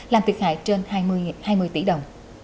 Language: Vietnamese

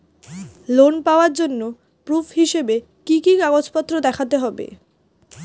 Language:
Bangla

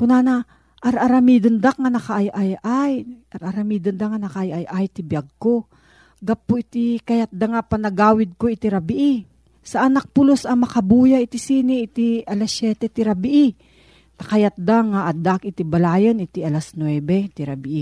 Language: Filipino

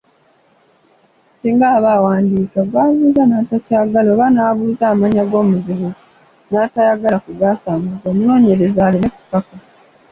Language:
Ganda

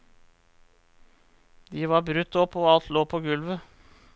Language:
Norwegian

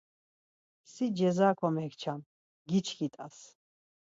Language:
Laz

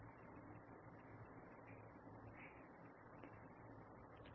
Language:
Assamese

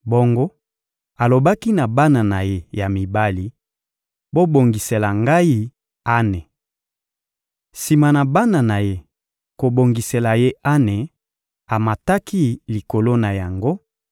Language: Lingala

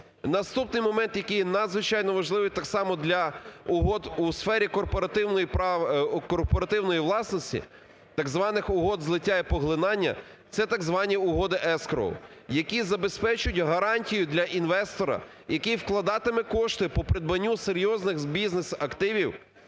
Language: Ukrainian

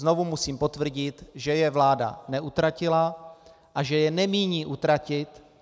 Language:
Czech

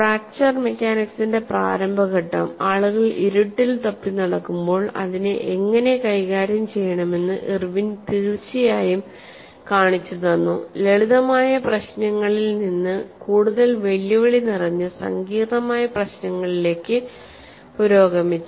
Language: Malayalam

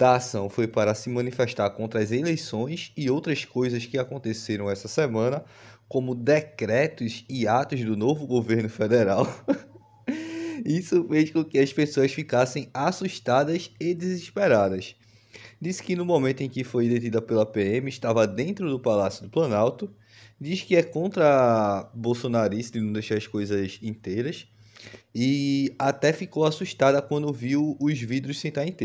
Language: Portuguese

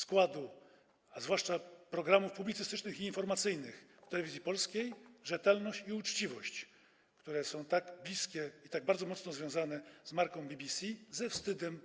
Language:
Polish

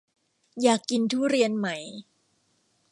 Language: Thai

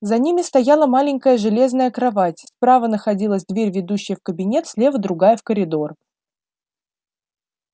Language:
Russian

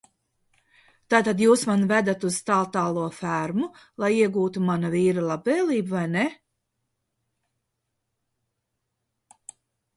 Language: Latvian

